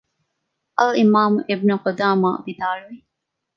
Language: Divehi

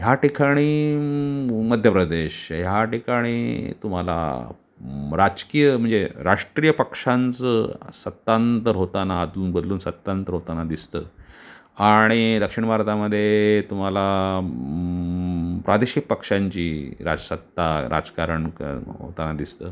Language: Marathi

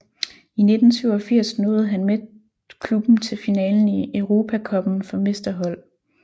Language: Danish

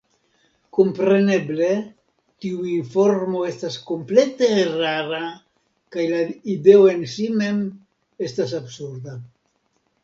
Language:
Esperanto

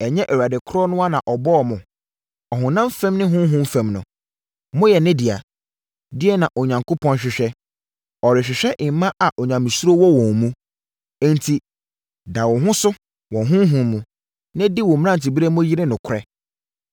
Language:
Akan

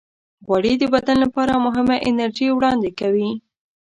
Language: Pashto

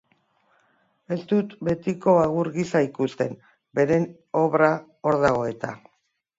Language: Basque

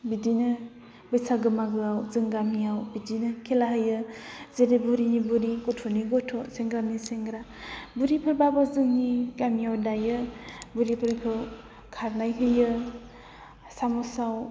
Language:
Bodo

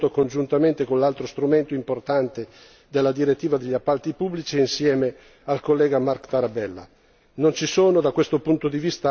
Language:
Italian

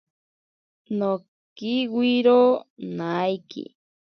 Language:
Ashéninka Perené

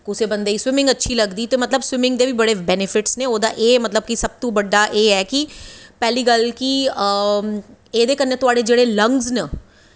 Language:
Dogri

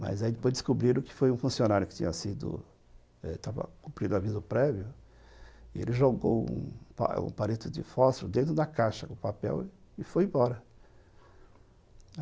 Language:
Portuguese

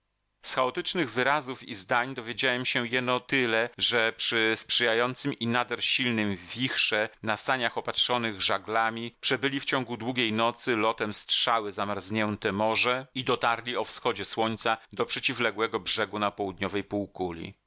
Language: Polish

